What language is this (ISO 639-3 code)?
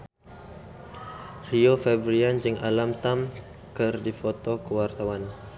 sun